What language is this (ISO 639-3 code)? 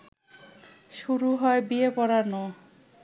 ben